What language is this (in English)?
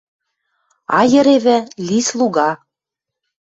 Western Mari